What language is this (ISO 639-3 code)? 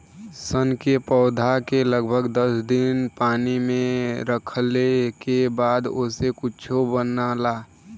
bho